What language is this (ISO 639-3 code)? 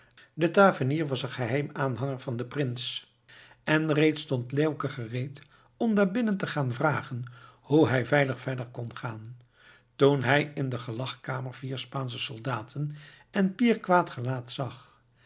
nld